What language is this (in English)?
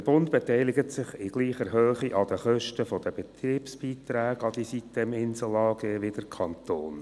Swiss German